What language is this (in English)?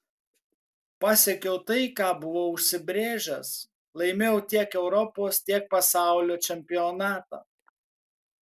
Lithuanian